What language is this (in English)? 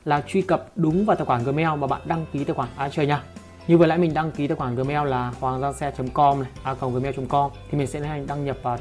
Vietnamese